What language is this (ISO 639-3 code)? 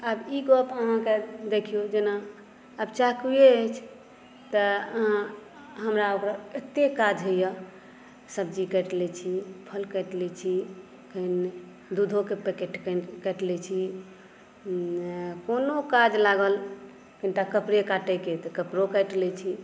mai